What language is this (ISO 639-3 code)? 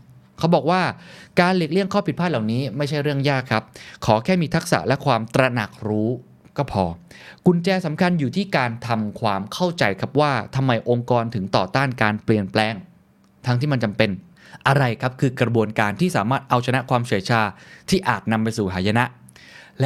tha